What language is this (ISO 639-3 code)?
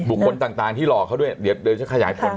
tha